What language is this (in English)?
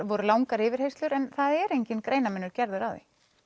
Icelandic